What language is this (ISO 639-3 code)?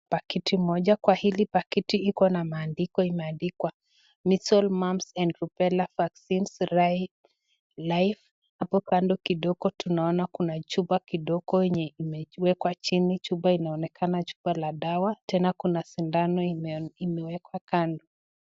swa